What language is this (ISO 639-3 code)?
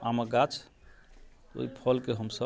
mai